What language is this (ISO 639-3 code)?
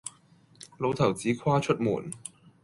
yue